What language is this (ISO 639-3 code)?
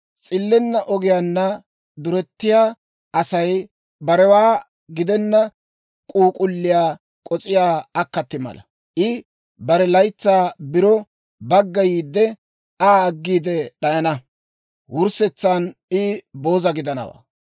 dwr